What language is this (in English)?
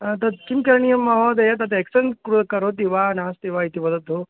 Sanskrit